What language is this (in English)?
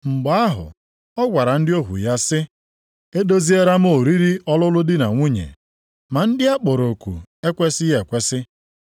Igbo